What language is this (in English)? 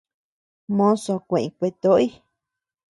Tepeuxila Cuicatec